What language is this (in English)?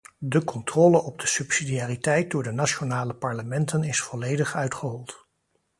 Dutch